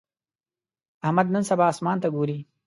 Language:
Pashto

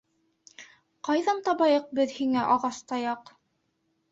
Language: Bashkir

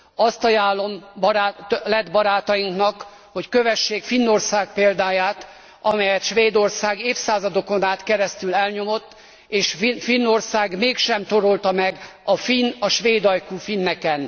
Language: Hungarian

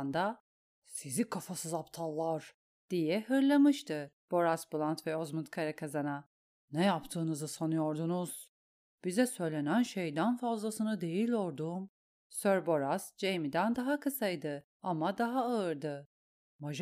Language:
Turkish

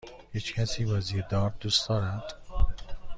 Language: Persian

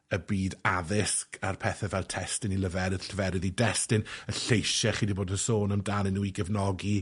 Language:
Welsh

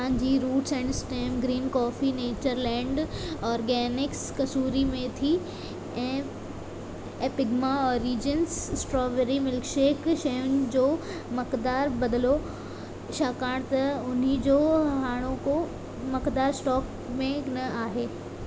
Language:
Sindhi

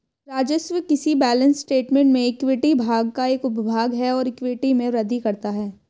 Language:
Hindi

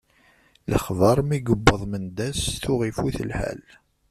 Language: Kabyle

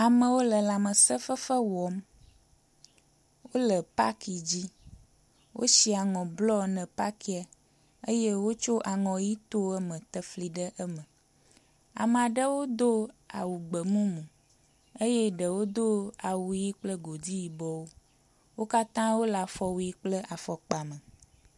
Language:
Ewe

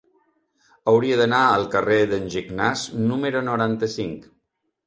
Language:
Catalan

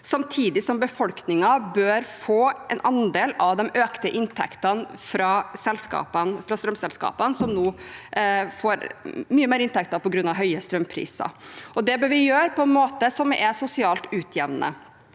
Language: Norwegian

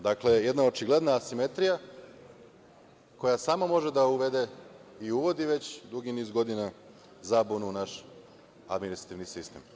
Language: Serbian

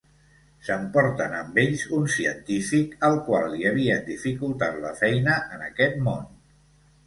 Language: Catalan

